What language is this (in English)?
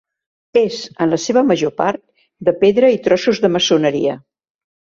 Catalan